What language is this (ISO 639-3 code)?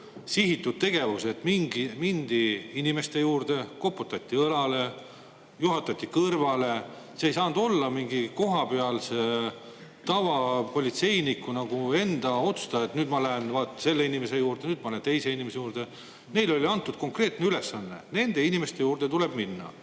est